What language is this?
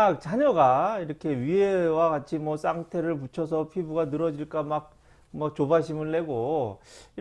Korean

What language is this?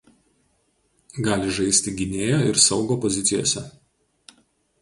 Lithuanian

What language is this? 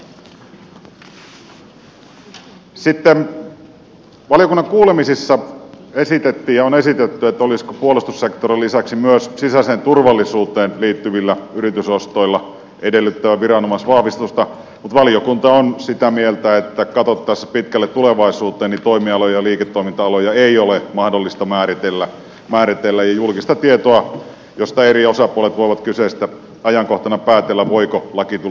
Finnish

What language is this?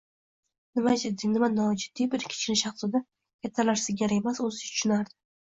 Uzbek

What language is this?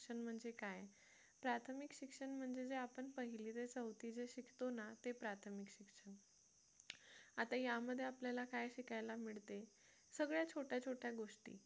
Marathi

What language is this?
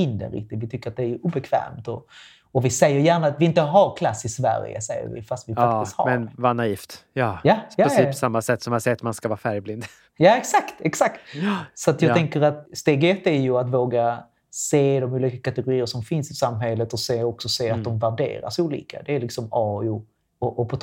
Swedish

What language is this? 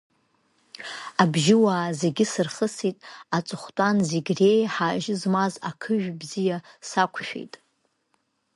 Abkhazian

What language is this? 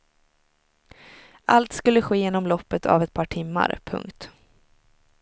Swedish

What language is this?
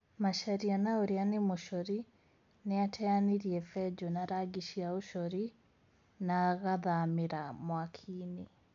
Kikuyu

